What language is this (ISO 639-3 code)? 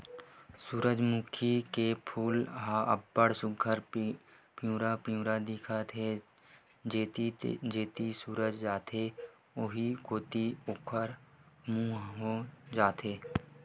hne